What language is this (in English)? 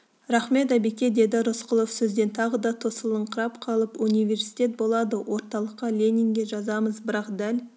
Kazakh